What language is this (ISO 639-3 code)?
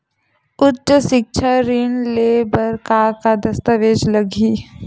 hne